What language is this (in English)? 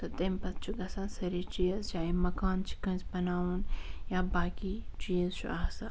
Kashmiri